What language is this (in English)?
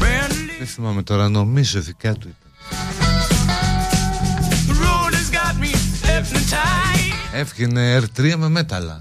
Greek